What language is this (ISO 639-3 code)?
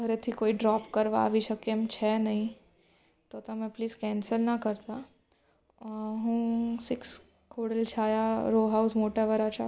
guj